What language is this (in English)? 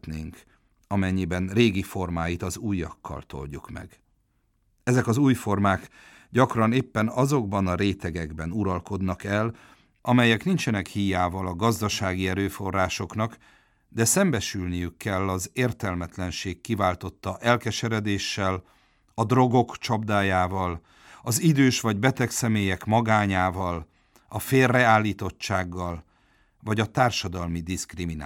Hungarian